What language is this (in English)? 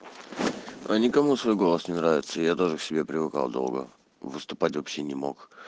Russian